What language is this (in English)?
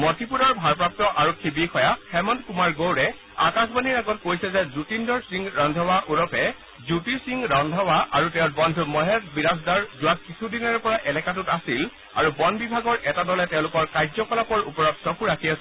Assamese